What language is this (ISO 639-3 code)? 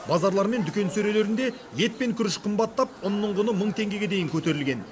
kaz